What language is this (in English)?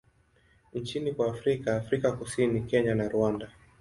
Swahili